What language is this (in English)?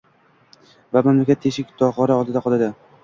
Uzbek